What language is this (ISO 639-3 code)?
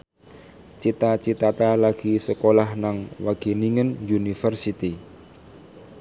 jav